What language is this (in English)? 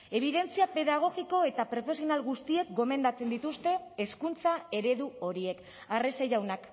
Basque